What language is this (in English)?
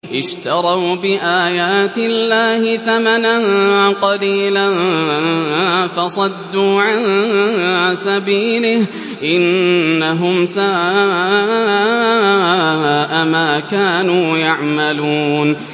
Arabic